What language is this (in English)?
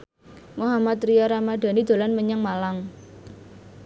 Javanese